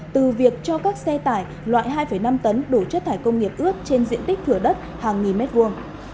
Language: Vietnamese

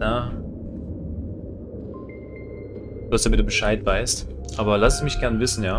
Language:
German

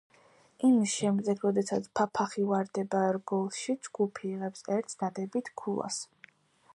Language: Georgian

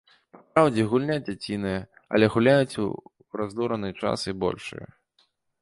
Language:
Belarusian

